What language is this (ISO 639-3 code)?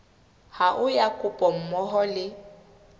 sot